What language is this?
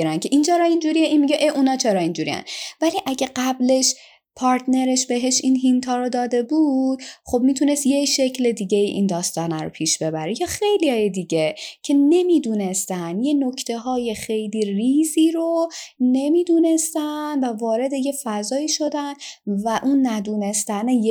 Persian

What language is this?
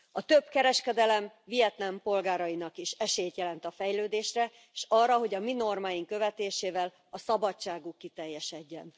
Hungarian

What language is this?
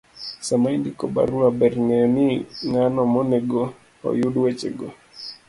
Luo (Kenya and Tanzania)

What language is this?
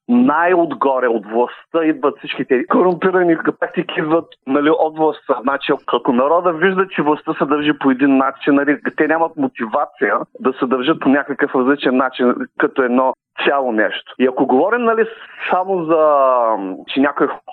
Bulgarian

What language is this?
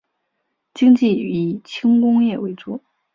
Chinese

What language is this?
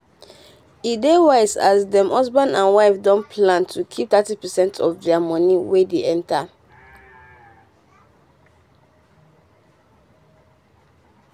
Nigerian Pidgin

